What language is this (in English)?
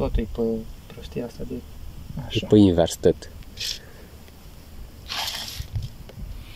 Romanian